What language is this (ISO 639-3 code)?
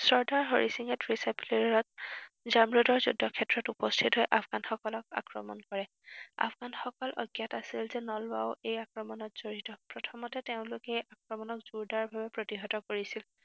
asm